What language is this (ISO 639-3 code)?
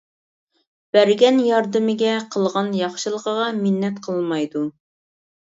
uig